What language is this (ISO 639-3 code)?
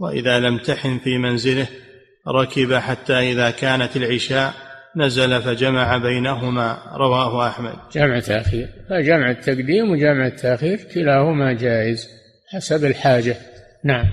ara